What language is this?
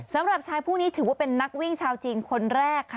Thai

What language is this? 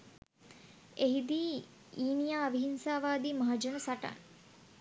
Sinhala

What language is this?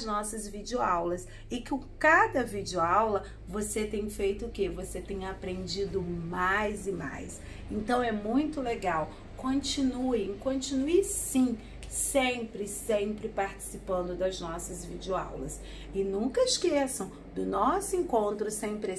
Portuguese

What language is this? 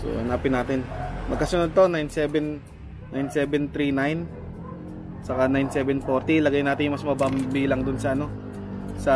Filipino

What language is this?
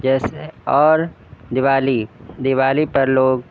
Urdu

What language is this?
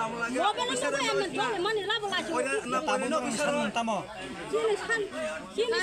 Arabic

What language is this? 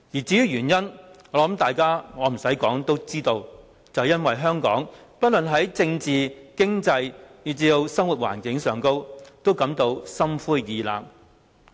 Cantonese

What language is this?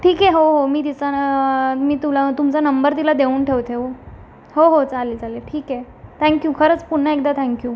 Marathi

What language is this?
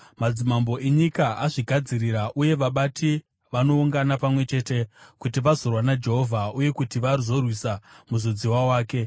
Shona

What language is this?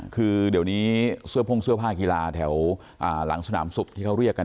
Thai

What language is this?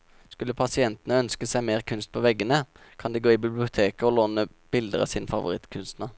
Norwegian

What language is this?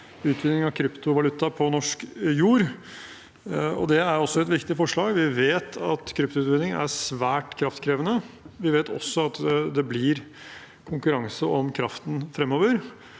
Norwegian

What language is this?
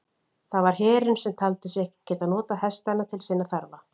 Icelandic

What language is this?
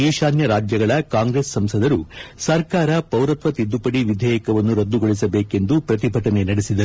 Kannada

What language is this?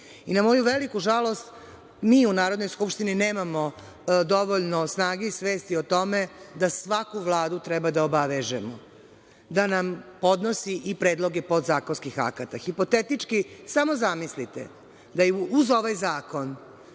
Serbian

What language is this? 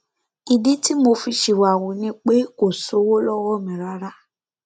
Yoruba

